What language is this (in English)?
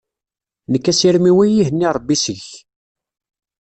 Kabyle